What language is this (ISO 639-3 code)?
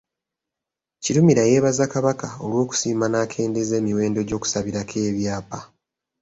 lug